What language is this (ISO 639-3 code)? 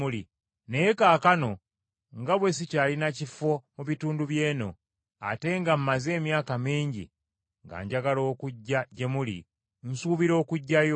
lug